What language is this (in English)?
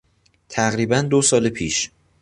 Persian